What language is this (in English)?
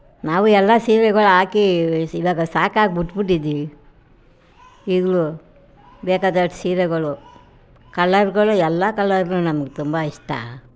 Kannada